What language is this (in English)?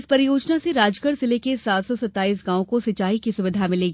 Hindi